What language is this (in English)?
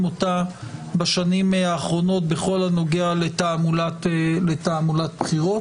Hebrew